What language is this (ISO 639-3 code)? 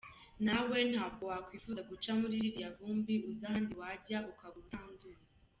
kin